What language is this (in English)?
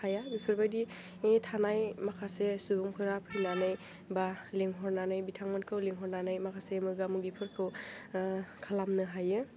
Bodo